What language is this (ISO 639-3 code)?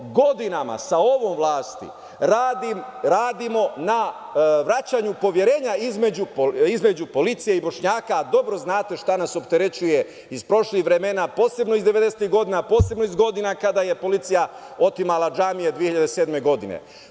srp